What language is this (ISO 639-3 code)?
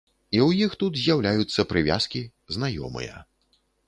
bel